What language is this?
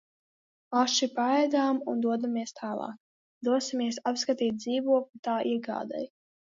Latvian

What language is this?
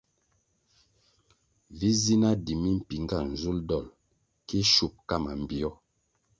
Kwasio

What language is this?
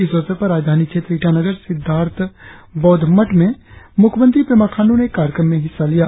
Hindi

